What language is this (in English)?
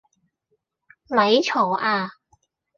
Cantonese